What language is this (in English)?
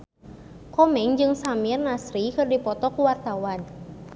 Sundanese